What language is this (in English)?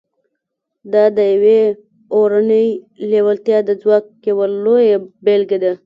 Pashto